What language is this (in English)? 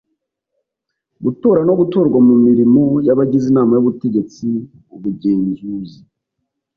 Kinyarwanda